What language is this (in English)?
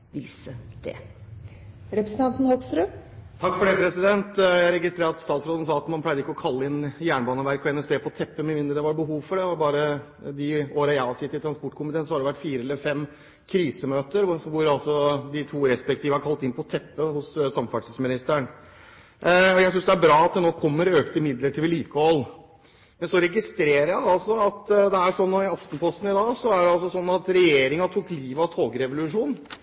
Norwegian